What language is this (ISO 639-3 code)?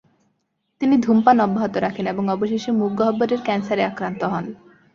ben